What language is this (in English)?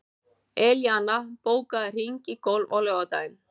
Icelandic